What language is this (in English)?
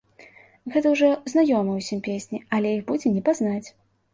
Belarusian